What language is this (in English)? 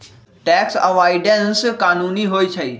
Magahi